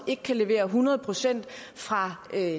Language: Danish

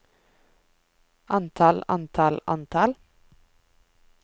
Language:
Norwegian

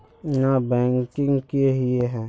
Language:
Magahi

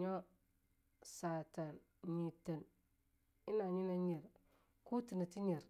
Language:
Longuda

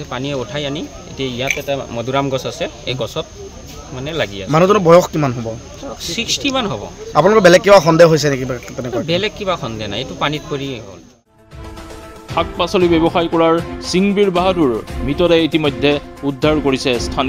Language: Bangla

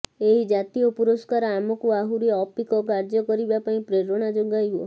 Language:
Odia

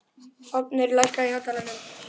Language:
Icelandic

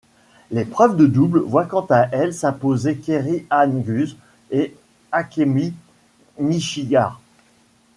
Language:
French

